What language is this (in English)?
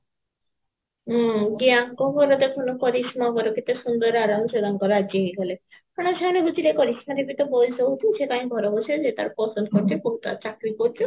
Odia